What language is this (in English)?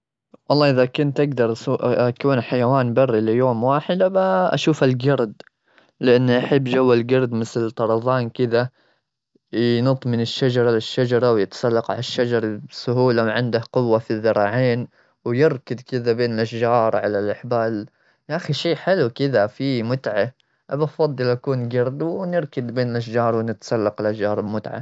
Gulf Arabic